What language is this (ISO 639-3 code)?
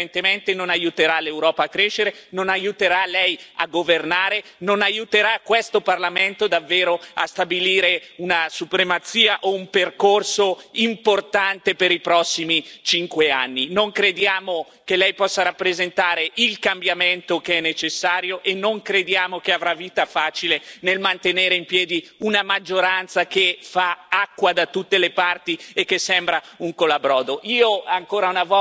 ita